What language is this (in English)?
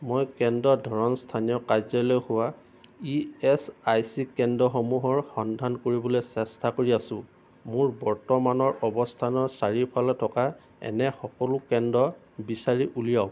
Assamese